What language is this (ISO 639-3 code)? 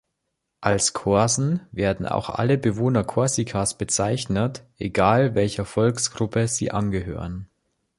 deu